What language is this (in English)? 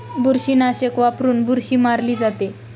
Marathi